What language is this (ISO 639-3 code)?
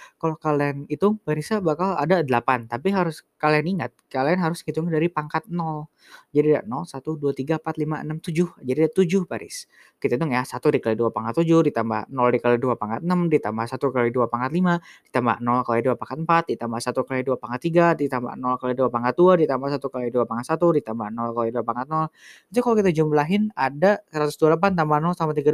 ind